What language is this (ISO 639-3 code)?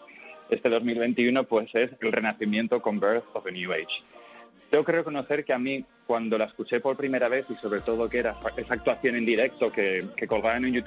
spa